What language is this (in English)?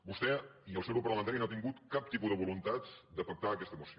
Catalan